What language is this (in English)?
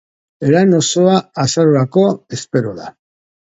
Basque